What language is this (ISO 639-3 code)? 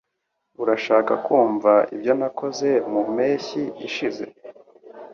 kin